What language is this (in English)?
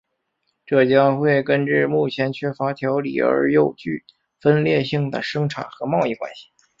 Chinese